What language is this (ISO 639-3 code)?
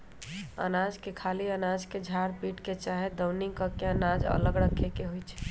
mag